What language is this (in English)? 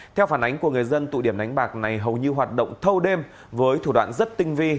Vietnamese